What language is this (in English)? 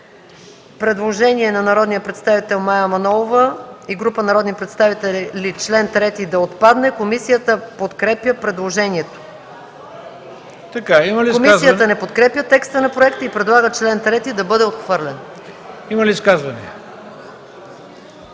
Bulgarian